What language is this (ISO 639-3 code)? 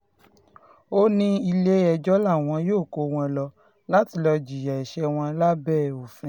yor